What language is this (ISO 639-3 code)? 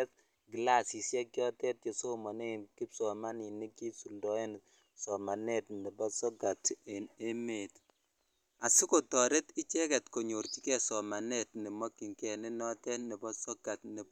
kln